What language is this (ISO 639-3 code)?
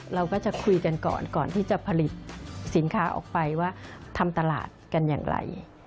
tha